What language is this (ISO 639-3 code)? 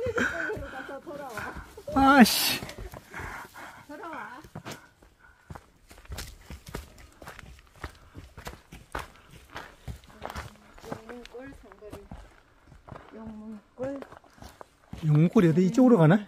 kor